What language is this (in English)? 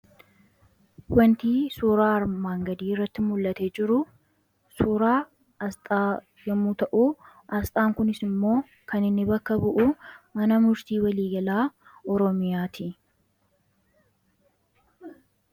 Oromo